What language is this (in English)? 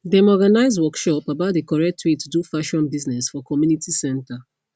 Nigerian Pidgin